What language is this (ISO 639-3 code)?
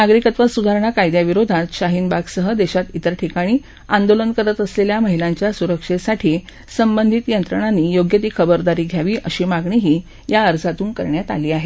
mar